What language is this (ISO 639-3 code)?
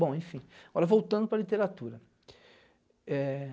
por